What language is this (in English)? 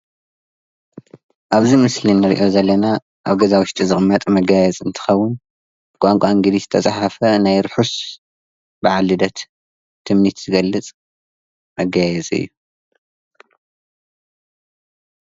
Tigrinya